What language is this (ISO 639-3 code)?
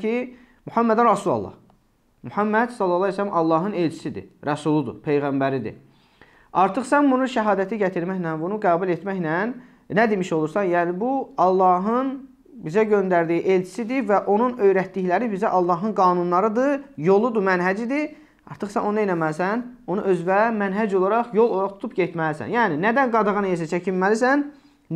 tur